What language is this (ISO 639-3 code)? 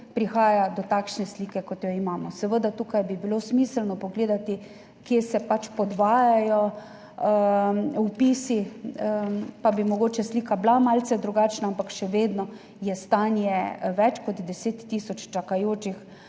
slv